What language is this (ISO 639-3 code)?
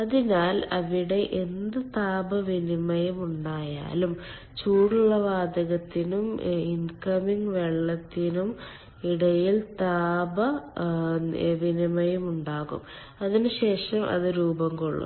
mal